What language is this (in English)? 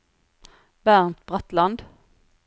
Norwegian